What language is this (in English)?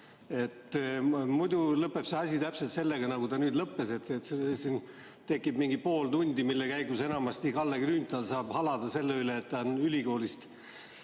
Estonian